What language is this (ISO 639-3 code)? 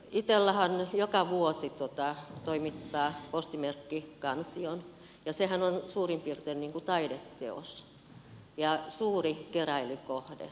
fin